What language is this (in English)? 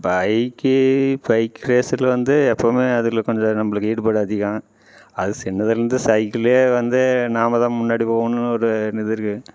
Tamil